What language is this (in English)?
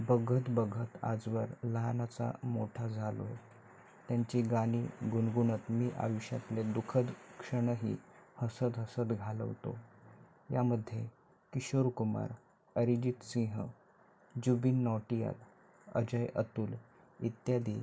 Marathi